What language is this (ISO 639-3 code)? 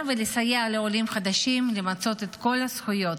heb